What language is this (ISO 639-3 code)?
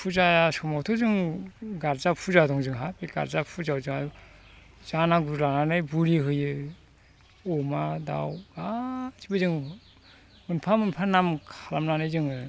brx